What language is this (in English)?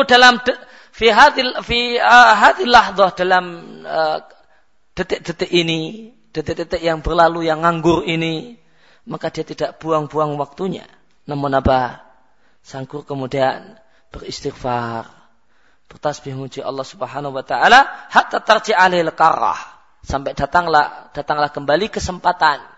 Malay